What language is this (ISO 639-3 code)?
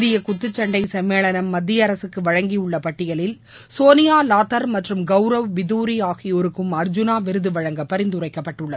tam